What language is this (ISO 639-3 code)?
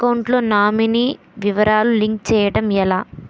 tel